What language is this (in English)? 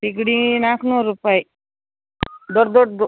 Kannada